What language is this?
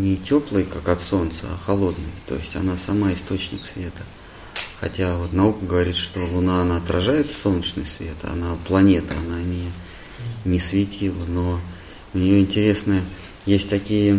Russian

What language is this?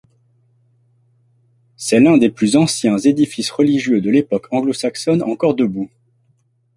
French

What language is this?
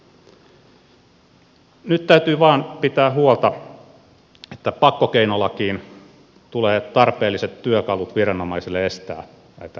Finnish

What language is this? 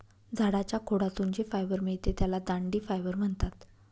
Marathi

